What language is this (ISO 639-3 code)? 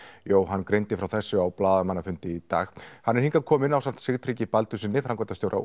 isl